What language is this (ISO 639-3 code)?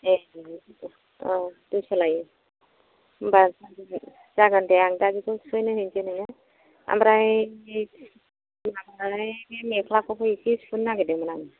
brx